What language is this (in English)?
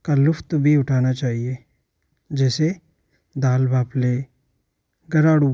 Hindi